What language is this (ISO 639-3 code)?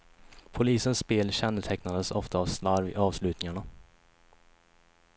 swe